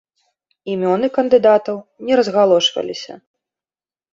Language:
Belarusian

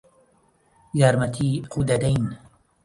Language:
Central Kurdish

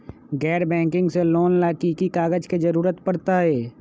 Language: Magahi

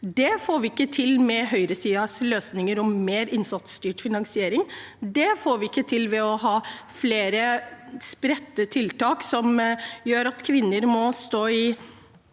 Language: Norwegian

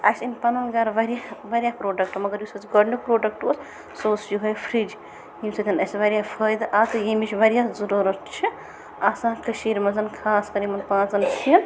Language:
Kashmiri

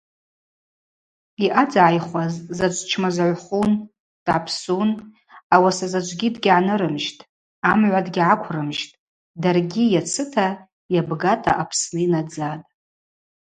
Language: Abaza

